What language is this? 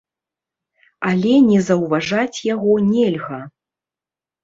Belarusian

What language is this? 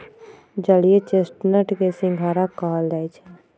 Magahi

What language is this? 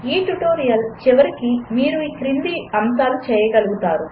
Telugu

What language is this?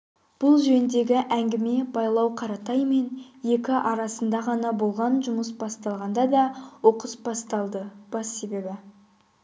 Kazakh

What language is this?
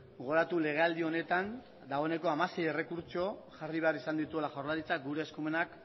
Basque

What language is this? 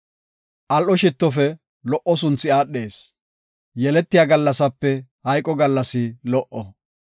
Gofa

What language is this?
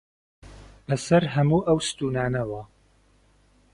Central Kurdish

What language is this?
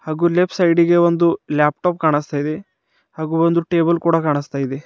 Kannada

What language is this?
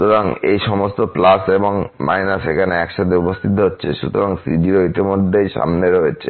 Bangla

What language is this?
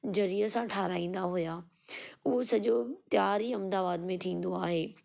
Sindhi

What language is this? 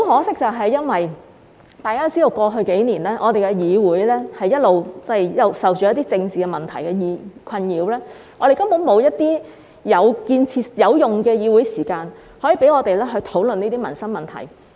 Cantonese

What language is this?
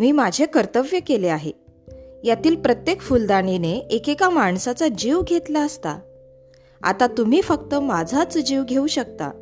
Marathi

